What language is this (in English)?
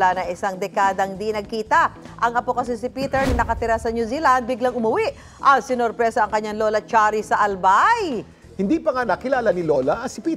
Filipino